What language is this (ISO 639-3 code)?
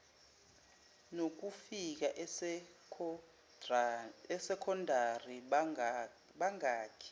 zul